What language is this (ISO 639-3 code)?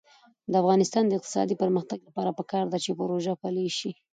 pus